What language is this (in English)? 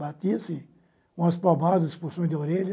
Portuguese